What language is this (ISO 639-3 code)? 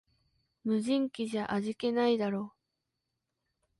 jpn